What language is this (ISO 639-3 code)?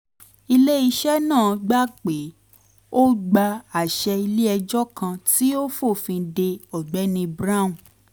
yor